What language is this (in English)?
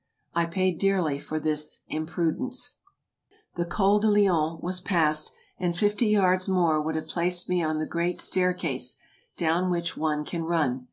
English